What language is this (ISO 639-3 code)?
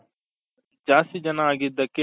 kan